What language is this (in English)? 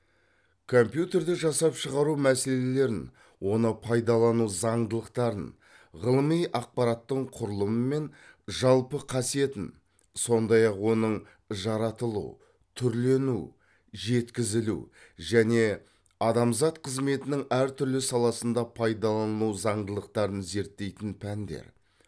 Kazakh